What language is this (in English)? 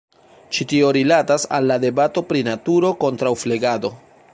Esperanto